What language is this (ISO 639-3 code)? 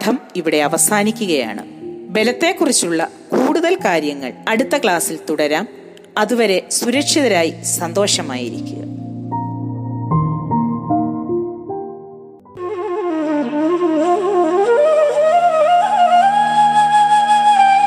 mal